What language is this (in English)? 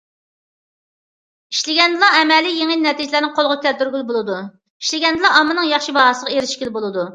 Uyghur